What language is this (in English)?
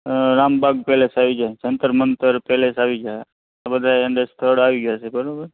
Gujarati